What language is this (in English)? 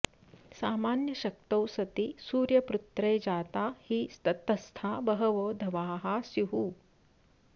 Sanskrit